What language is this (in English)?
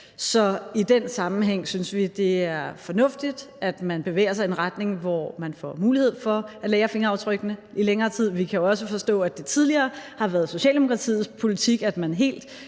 Danish